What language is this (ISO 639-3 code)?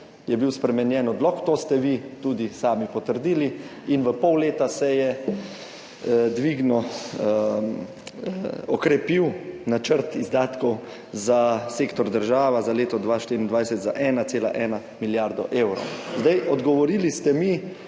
slv